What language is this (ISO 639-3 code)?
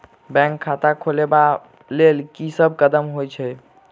mai